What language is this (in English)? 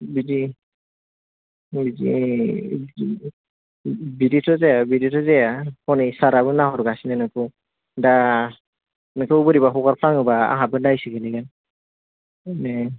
Bodo